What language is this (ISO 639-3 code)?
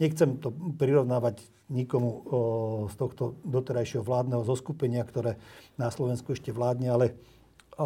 slk